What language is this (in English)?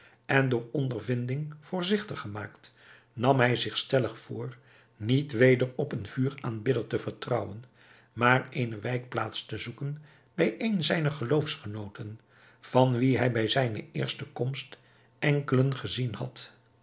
Dutch